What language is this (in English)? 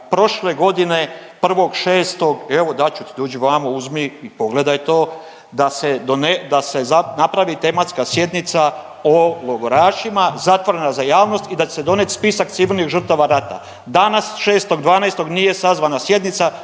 Croatian